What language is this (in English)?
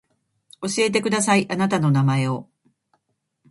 Japanese